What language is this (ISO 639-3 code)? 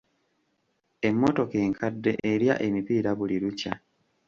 lug